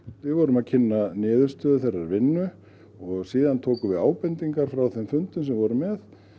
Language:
Icelandic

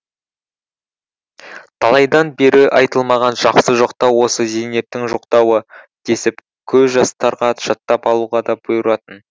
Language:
Kazakh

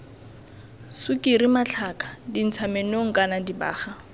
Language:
Tswana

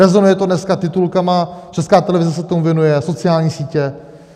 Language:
Czech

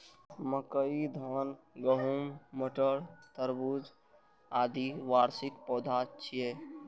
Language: Maithili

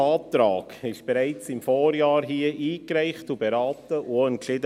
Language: Swiss German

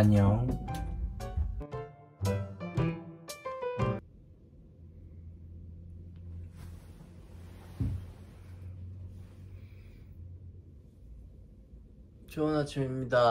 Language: Korean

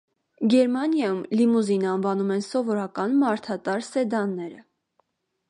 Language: Armenian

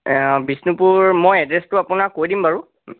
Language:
Assamese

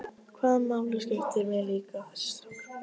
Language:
Icelandic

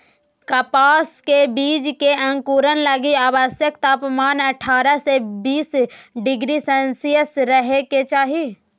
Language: Magahi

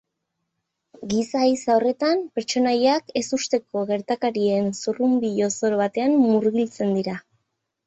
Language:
Basque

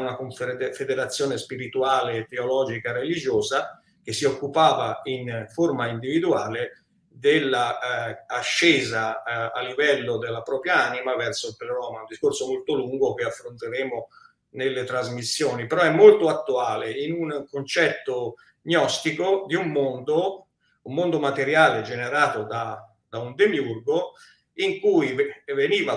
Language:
Italian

